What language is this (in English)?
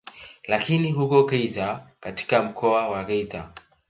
Swahili